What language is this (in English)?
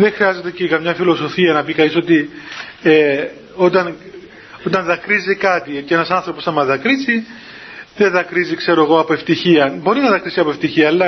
Greek